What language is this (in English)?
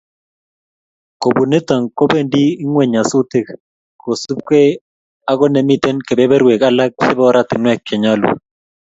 Kalenjin